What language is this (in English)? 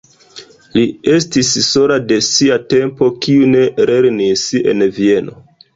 Esperanto